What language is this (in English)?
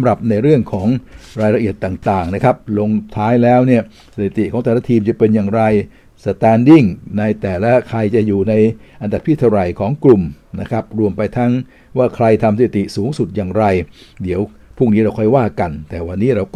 Thai